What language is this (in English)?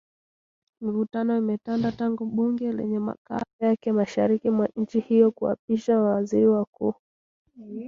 Swahili